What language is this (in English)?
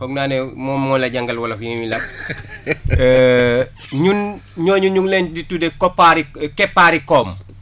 Wolof